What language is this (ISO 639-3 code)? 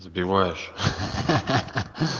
rus